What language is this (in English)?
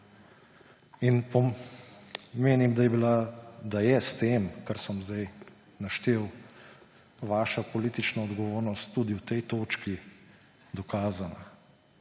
Slovenian